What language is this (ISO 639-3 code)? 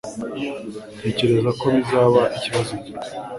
kin